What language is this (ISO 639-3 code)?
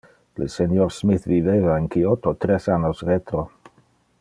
ina